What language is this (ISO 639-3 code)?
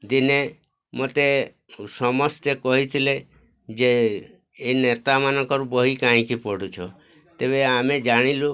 ori